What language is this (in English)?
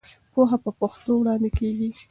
Pashto